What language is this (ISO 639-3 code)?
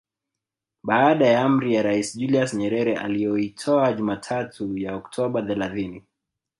swa